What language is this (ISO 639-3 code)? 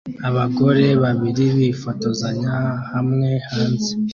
kin